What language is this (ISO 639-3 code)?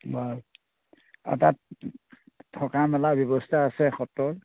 asm